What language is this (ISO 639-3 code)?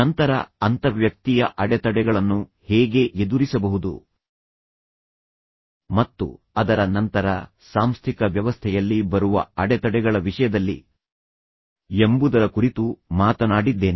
kan